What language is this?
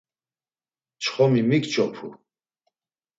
Laz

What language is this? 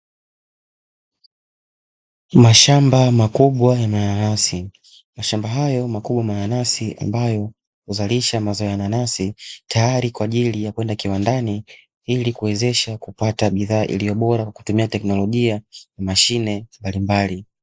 Swahili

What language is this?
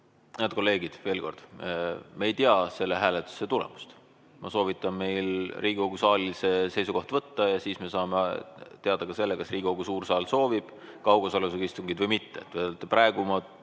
Estonian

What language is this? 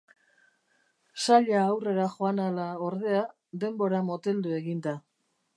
Basque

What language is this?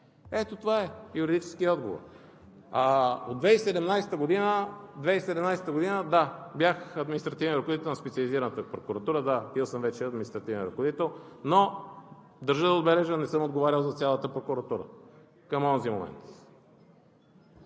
Bulgarian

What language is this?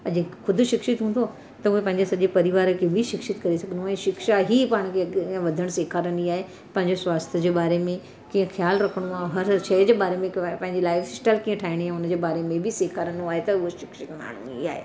Sindhi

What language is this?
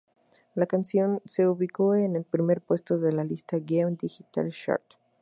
Spanish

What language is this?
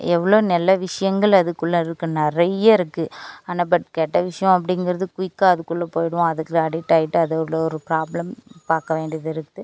Tamil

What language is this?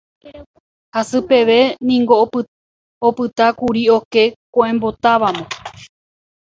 Guarani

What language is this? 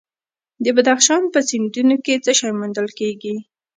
Pashto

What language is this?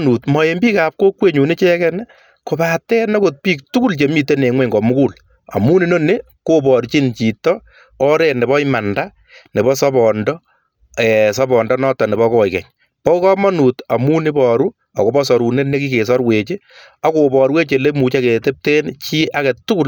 Kalenjin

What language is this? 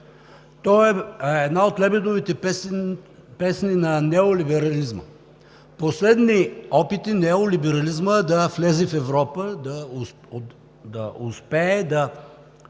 Bulgarian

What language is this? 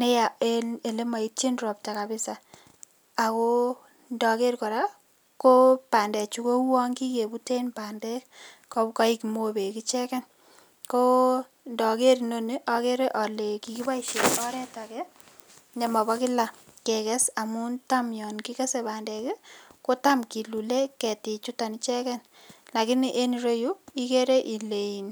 Kalenjin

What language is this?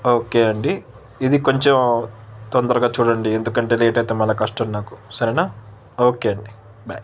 Telugu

